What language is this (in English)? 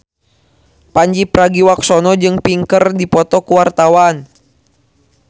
Sundanese